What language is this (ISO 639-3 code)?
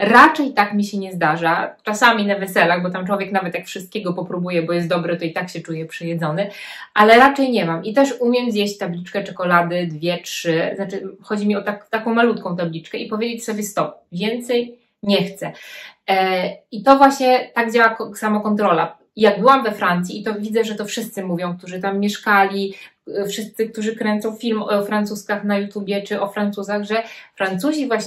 pol